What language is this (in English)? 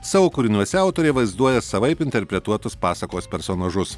Lithuanian